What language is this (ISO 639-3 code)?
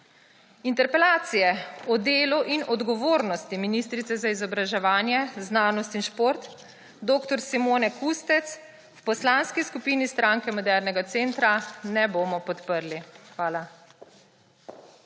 slv